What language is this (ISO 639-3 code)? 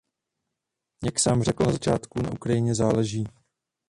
ces